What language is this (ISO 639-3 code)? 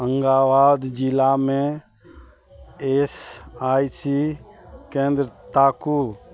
mai